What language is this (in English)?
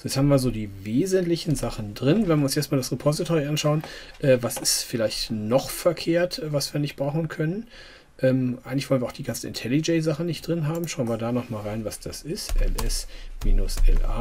German